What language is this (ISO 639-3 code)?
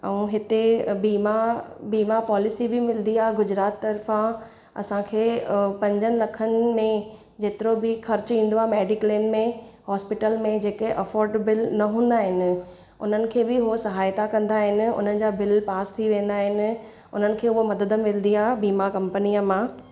snd